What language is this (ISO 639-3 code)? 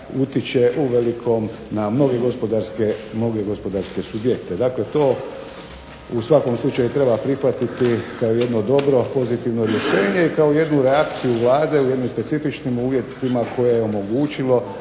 hrv